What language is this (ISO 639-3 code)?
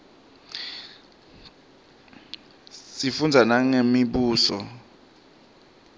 ssw